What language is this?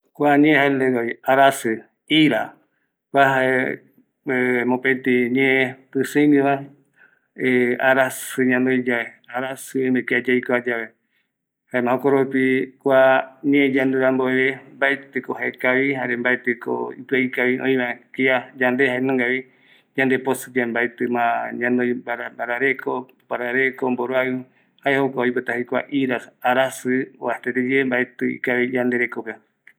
Eastern Bolivian Guaraní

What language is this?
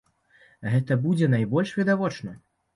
Belarusian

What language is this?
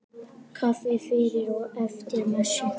Icelandic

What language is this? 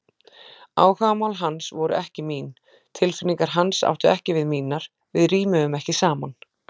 Icelandic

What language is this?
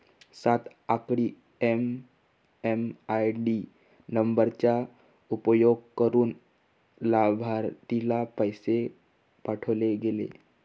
Marathi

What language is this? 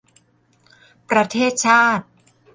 Thai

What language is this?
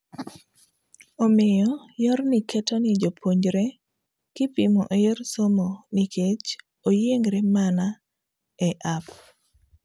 Luo (Kenya and Tanzania)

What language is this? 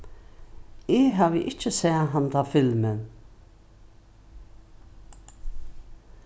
Faroese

